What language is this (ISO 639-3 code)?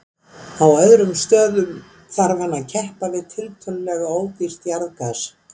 isl